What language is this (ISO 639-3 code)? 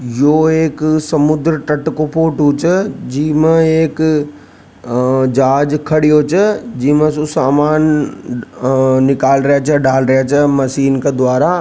raj